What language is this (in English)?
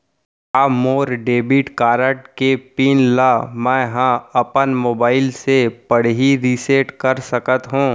Chhattisgarhi